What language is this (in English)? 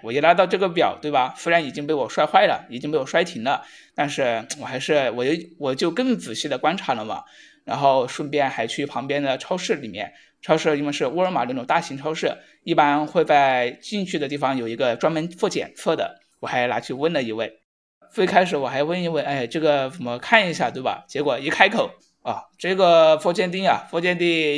Chinese